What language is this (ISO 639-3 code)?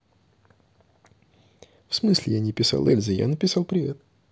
rus